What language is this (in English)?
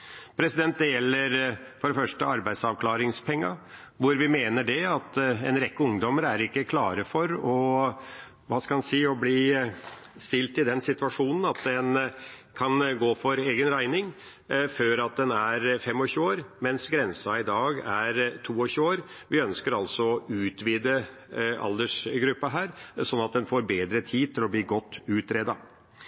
Norwegian Bokmål